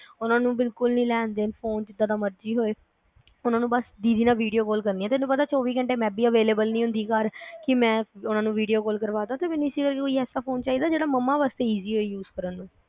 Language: Punjabi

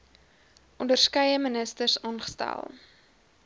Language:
Afrikaans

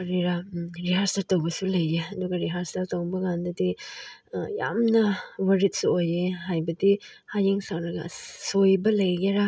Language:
Manipuri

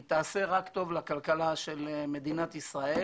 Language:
Hebrew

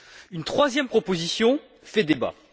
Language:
French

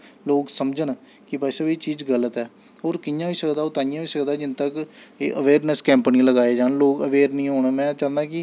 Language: Dogri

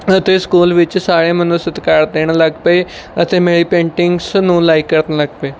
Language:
Punjabi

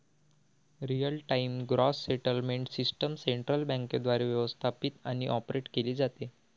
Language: Marathi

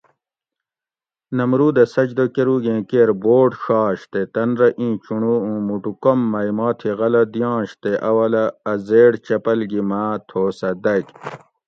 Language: Gawri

